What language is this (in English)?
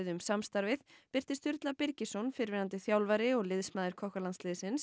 Icelandic